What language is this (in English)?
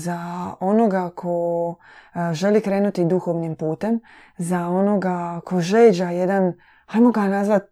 Croatian